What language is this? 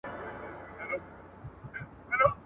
Pashto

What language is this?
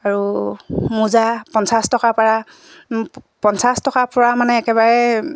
Assamese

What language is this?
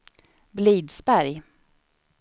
Swedish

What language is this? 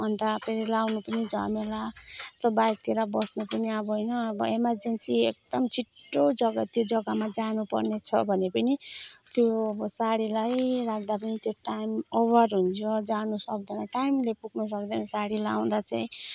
Nepali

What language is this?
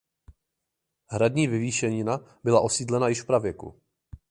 Czech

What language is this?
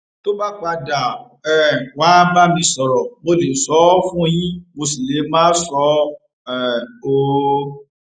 Yoruba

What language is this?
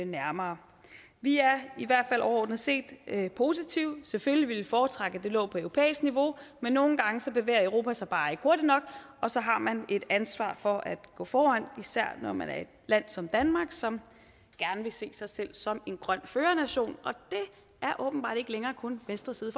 Danish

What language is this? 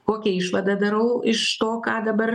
Lithuanian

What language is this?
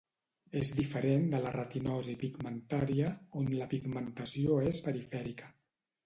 Catalan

